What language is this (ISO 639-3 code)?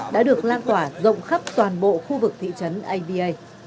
vie